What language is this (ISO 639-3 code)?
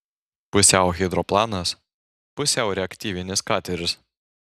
lit